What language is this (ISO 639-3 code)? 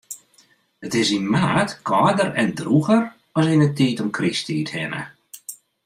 fry